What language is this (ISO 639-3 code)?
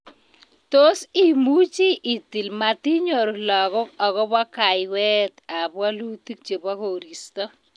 kln